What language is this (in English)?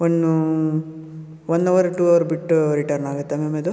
Kannada